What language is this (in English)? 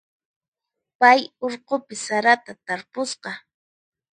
Puno Quechua